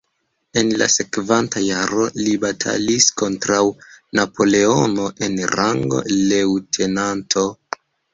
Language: Esperanto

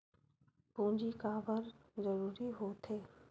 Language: Chhattisgarhi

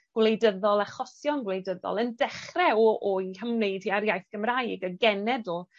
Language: Welsh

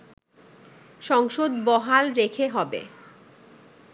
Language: Bangla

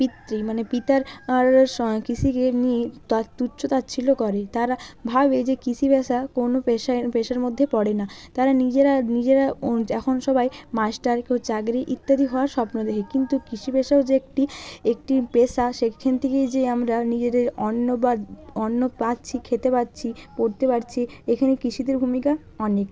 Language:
Bangla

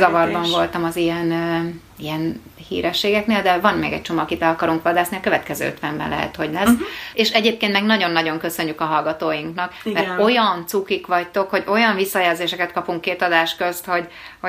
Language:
Hungarian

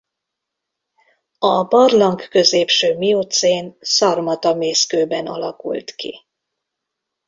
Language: Hungarian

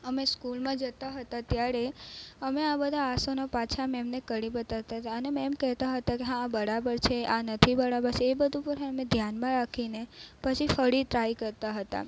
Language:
Gujarati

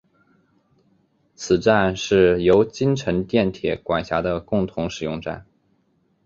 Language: Chinese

